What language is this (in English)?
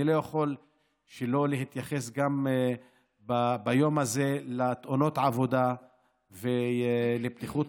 Hebrew